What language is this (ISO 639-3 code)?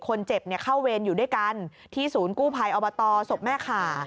tha